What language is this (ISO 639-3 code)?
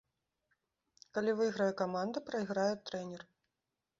bel